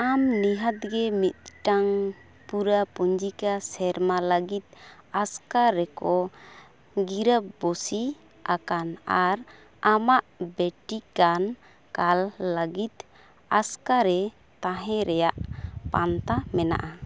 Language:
Santali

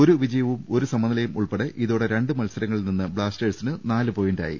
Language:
Malayalam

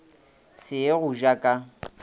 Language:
Northern Sotho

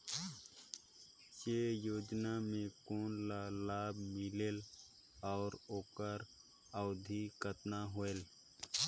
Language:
Chhattisgarhi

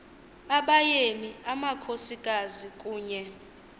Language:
Xhosa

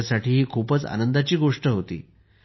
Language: Marathi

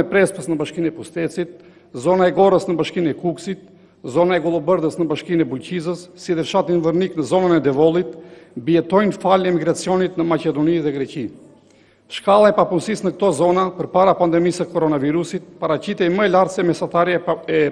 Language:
Romanian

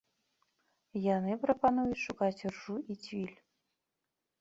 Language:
Belarusian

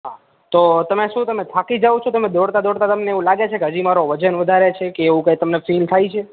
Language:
Gujarati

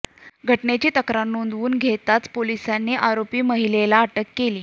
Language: Marathi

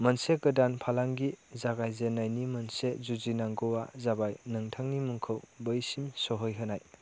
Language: Bodo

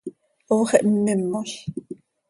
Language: Seri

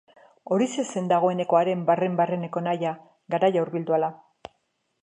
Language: Basque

